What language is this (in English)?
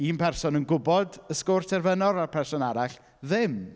Welsh